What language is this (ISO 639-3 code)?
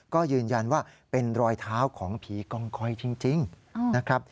tha